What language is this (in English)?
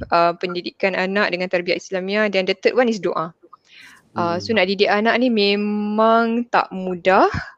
Malay